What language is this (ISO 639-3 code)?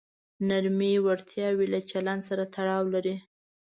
pus